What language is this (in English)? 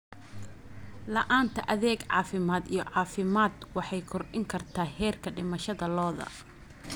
Somali